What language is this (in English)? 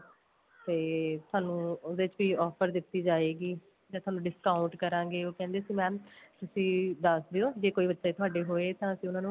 Punjabi